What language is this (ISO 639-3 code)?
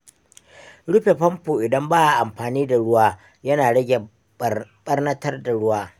hau